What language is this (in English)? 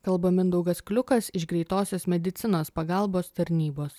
Lithuanian